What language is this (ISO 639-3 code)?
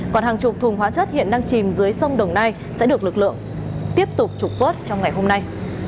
vie